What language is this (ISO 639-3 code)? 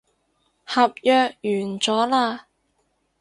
yue